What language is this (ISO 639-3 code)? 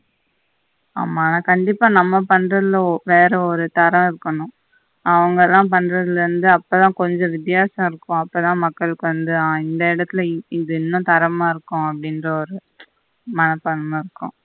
tam